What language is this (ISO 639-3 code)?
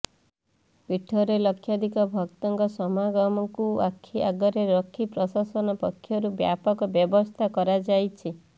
ori